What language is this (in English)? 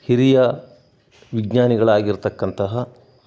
Kannada